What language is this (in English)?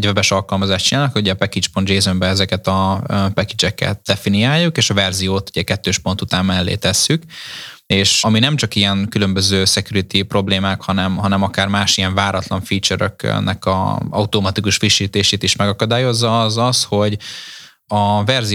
Hungarian